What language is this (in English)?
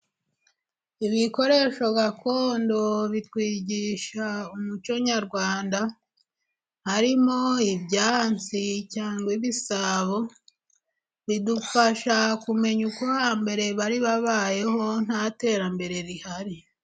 Kinyarwanda